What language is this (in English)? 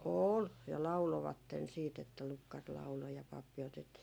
Finnish